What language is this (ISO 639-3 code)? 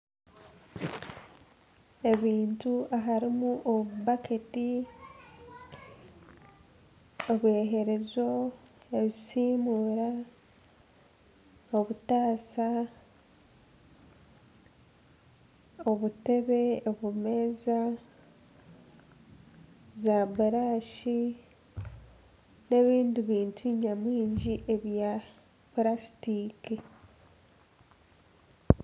nyn